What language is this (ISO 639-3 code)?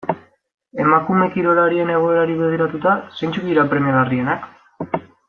eus